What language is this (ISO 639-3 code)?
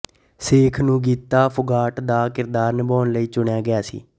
pan